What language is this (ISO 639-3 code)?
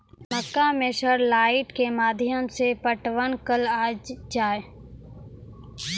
mai